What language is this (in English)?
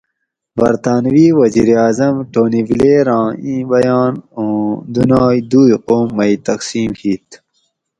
Gawri